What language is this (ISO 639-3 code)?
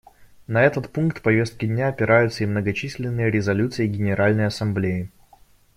rus